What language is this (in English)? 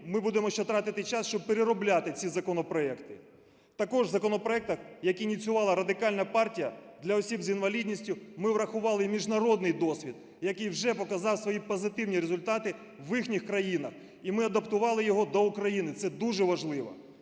Ukrainian